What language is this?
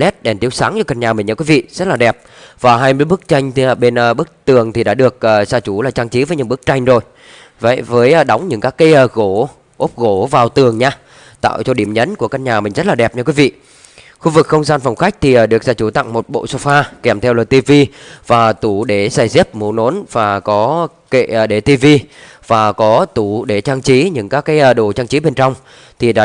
Vietnamese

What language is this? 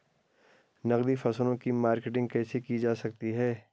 Hindi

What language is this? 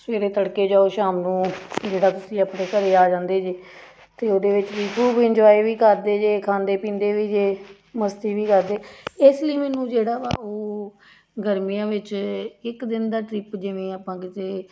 Punjabi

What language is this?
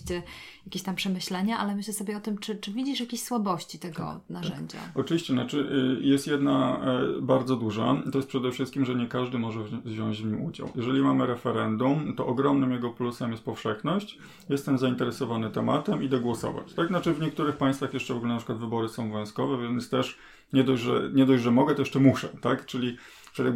Polish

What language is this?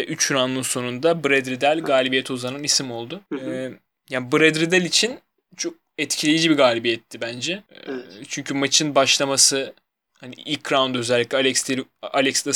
Turkish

